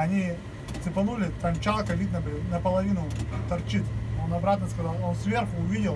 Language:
Russian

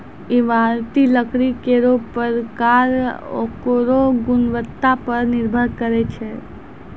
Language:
Maithili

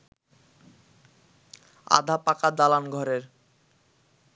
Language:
Bangla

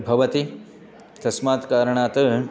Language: Sanskrit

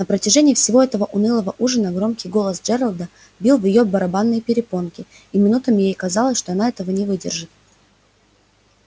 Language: Russian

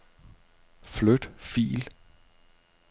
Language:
Danish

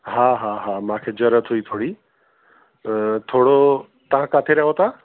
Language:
Sindhi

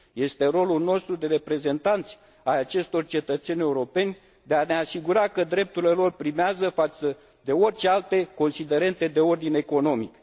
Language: Romanian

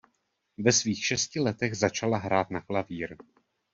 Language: Czech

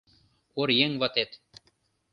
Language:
Mari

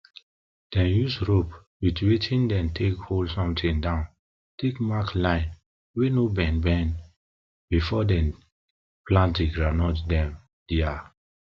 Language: Nigerian Pidgin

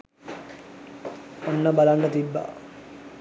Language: Sinhala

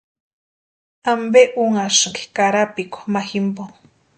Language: Western Highland Purepecha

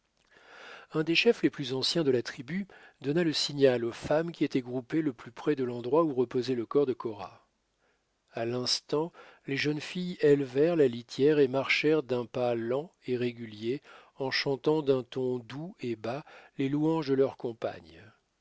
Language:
French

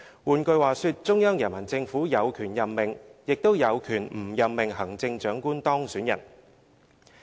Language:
Cantonese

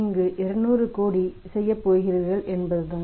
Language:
Tamil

